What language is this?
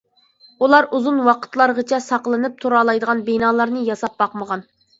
Uyghur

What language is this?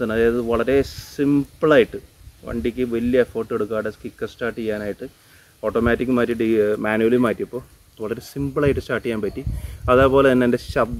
English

